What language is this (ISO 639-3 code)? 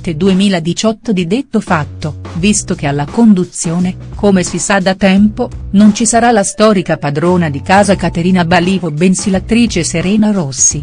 ita